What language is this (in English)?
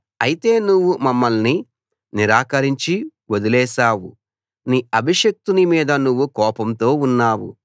Telugu